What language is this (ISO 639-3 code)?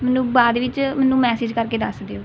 pan